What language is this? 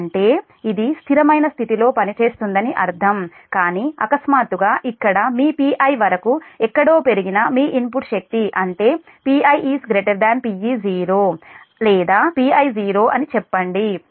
Telugu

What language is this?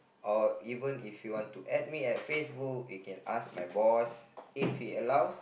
English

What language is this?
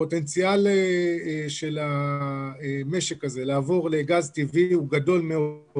Hebrew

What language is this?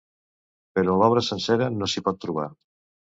Catalan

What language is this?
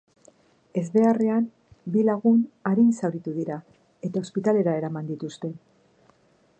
Basque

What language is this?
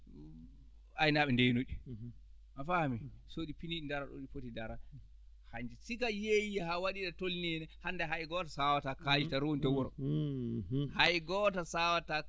Fula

